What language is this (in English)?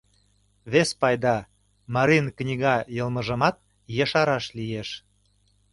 Mari